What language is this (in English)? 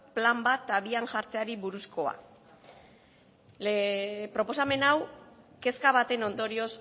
Basque